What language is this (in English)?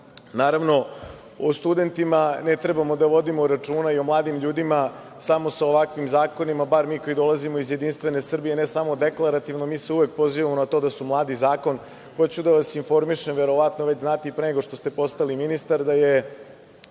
Serbian